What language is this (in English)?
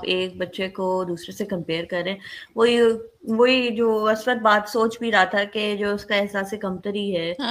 Urdu